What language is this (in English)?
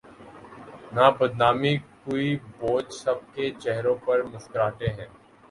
Urdu